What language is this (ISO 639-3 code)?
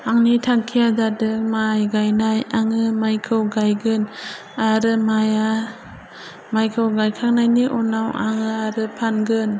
brx